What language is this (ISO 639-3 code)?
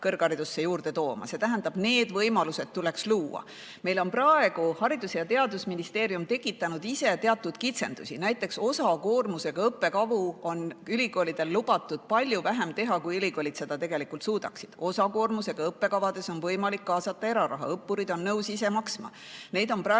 est